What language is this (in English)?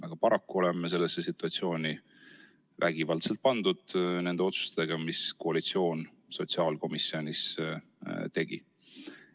Estonian